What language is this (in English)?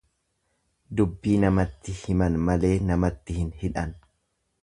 Oromo